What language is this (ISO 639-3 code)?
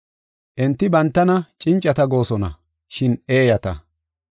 gof